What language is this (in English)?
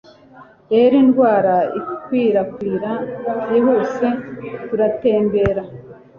Kinyarwanda